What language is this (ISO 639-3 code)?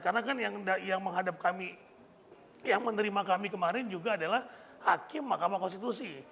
ind